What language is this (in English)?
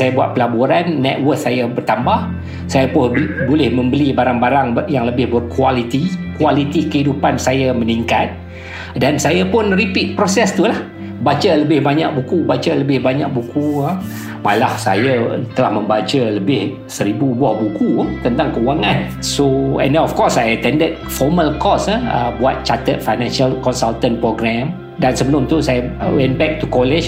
Malay